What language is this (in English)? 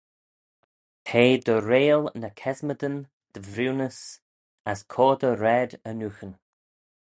Manx